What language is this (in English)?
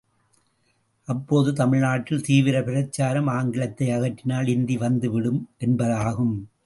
Tamil